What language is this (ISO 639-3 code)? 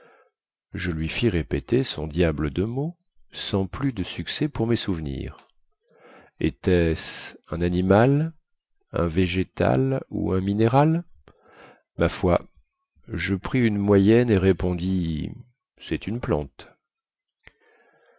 fra